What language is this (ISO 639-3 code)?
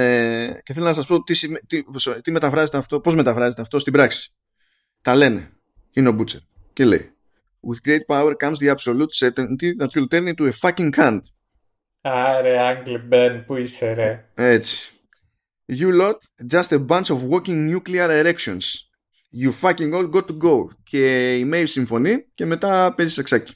ell